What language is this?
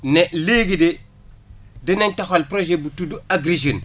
Wolof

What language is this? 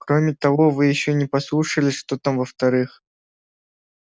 Russian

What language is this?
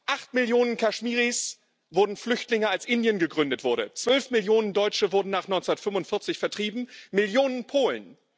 German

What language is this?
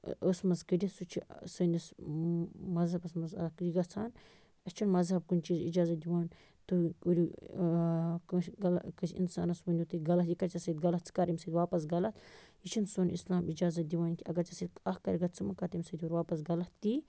Kashmiri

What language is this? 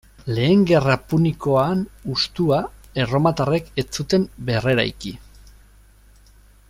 Basque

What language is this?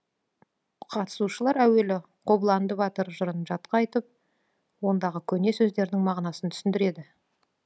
Kazakh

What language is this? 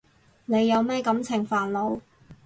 Cantonese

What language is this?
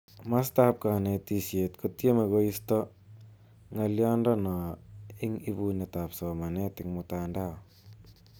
Kalenjin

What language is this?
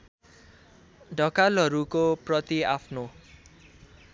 Nepali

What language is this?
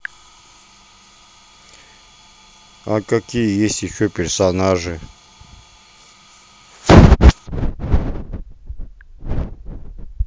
Russian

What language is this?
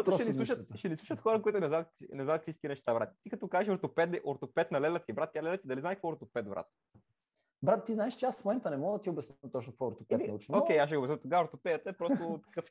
Bulgarian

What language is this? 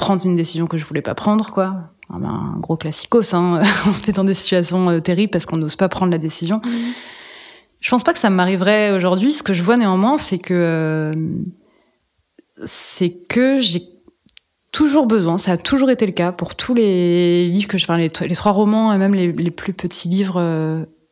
French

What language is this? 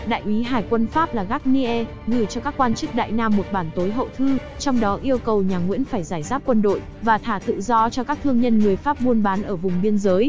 Vietnamese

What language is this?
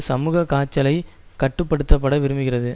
Tamil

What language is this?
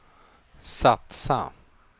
Swedish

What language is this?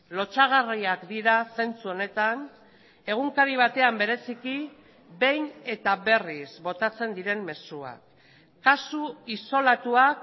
Basque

